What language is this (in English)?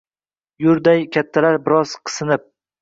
Uzbek